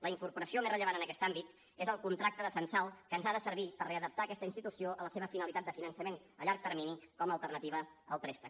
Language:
Catalan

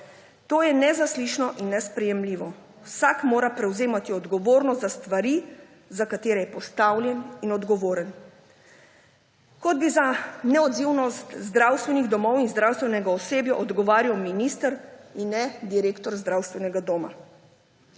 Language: Slovenian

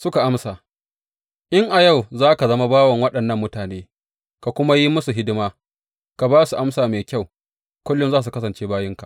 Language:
Hausa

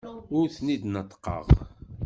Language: Kabyle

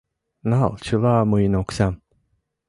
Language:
Mari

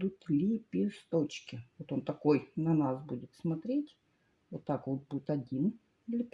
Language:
Russian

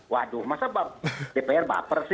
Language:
Indonesian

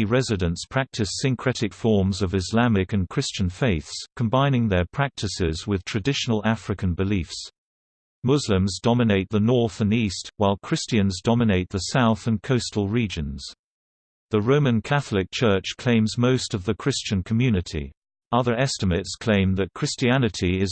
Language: English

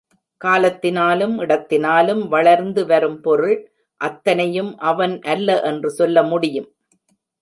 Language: Tamil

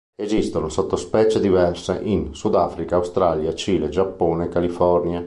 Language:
Italian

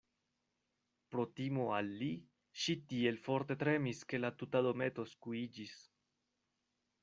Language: Esperanto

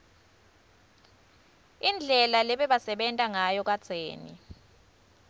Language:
Swati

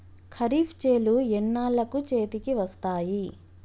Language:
Telugu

